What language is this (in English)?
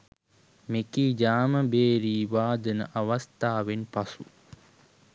Sinhala